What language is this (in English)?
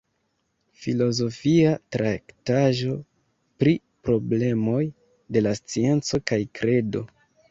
Esperanto